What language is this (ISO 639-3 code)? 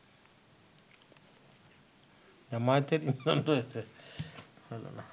ben